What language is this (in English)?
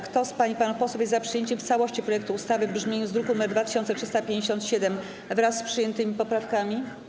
Polish